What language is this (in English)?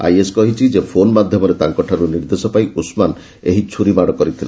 Odia